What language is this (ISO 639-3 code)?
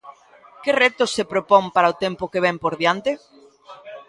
glg